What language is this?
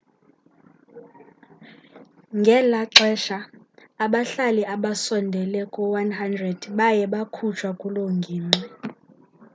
Xhosa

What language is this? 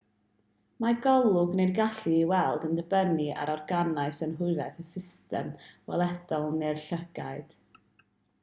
Welsh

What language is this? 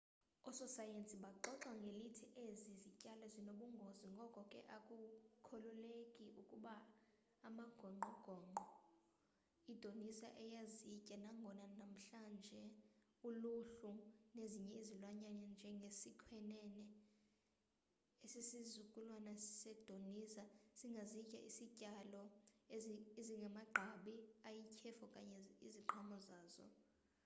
Xhosa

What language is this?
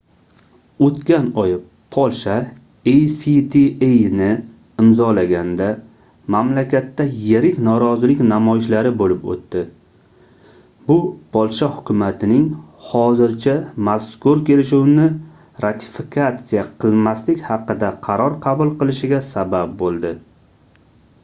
Uzbek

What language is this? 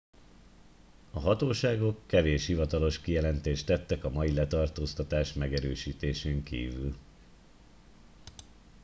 Hungarian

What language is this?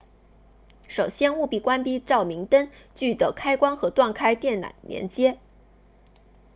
Chinese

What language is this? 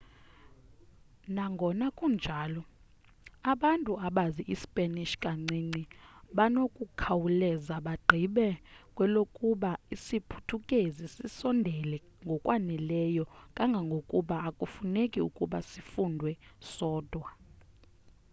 Xhosa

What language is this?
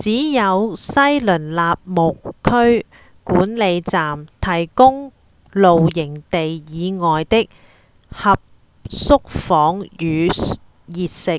Cantonese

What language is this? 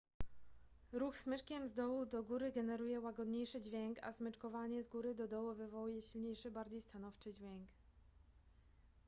Polish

